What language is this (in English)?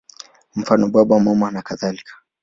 Swahili